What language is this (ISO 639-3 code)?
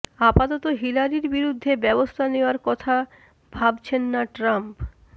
ben